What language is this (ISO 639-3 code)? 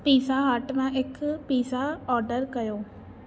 snd